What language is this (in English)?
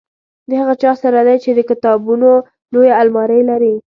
Pashto